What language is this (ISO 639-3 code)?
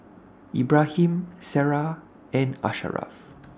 eng